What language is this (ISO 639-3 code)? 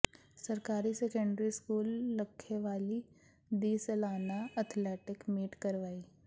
pan